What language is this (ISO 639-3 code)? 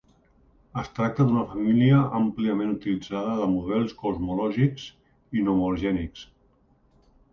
cat